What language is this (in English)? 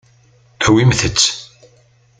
Kabyle